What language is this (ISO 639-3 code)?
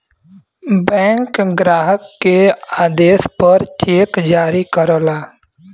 bho